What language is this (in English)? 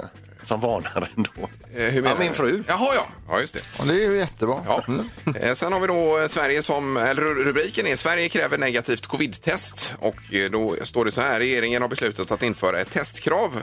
Swedish